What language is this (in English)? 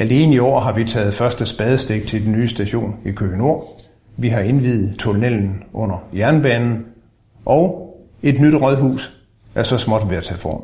Danish